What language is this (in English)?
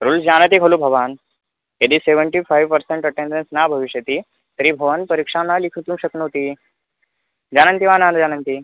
Sanskrit